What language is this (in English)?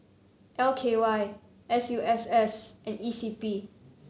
English